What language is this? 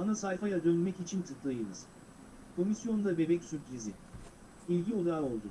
Turkish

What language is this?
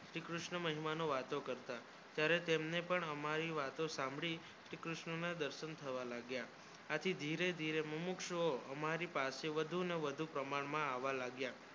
Gujarati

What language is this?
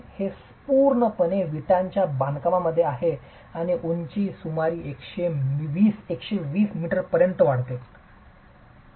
Marathi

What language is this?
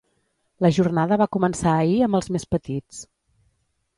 Catalan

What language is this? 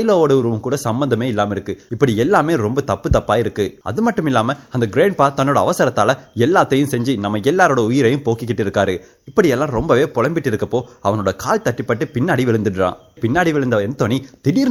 Tamil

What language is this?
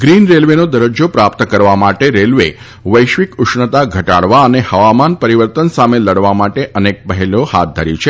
Gujarati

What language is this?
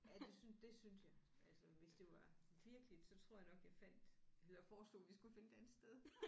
Danish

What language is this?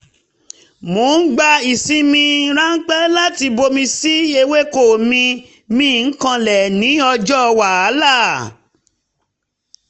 Yoruba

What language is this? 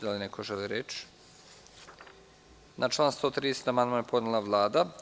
Serbian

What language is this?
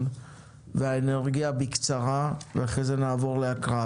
Hebrew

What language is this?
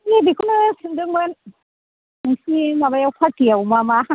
Bodo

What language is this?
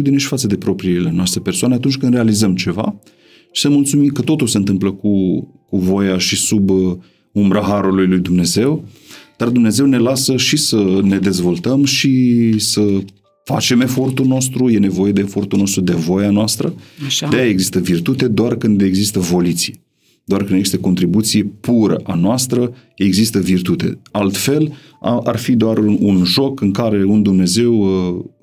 Romanian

